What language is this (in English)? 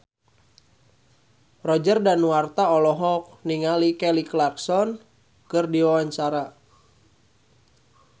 Sundanese